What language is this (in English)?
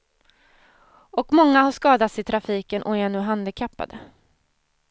Swedish